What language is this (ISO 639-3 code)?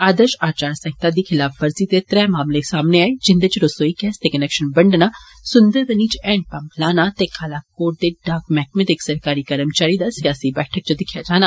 doi